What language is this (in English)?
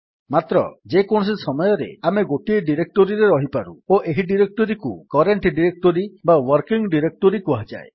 Odia